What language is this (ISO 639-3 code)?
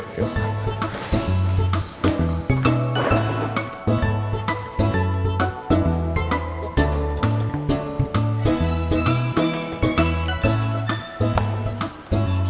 ind